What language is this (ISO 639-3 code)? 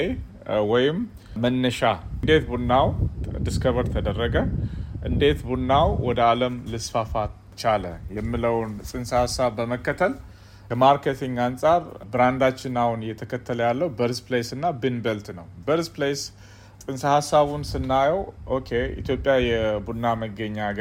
amh